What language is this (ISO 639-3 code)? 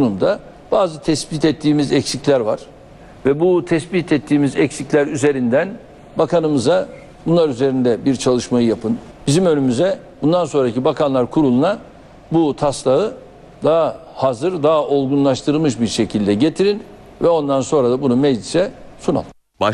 tur